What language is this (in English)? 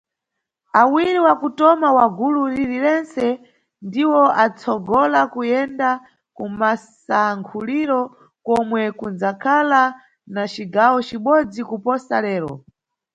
Nyungwe